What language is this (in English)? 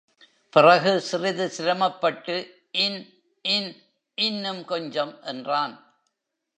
Tamil